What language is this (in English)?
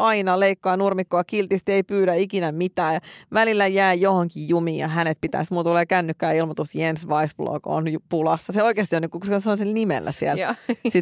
Finnish